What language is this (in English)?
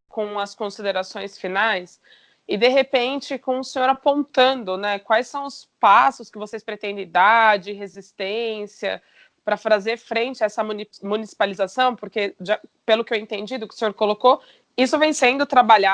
Portuguese